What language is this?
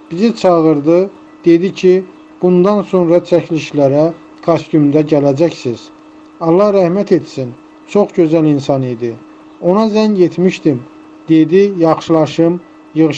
Turkish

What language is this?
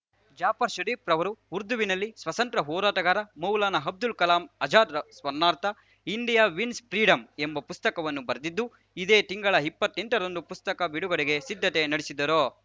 Kannada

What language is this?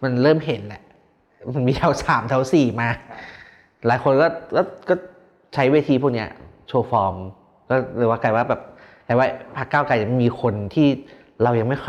Thai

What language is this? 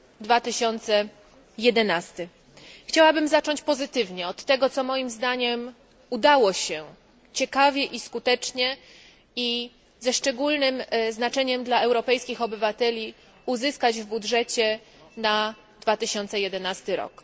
Polish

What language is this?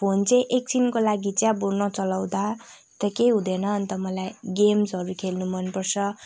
Nepali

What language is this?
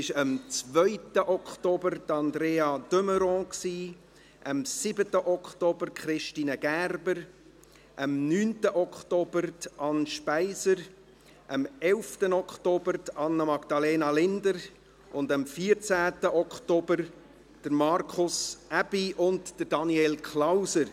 Swiss German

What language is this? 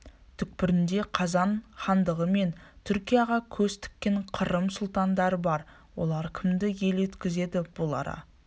Kazakh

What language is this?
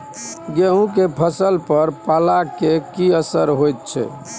Maithili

